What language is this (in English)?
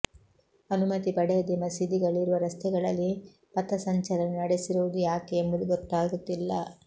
Kannada